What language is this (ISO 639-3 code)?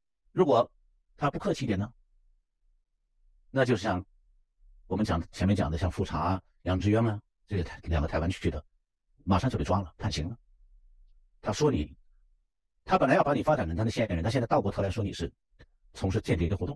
zho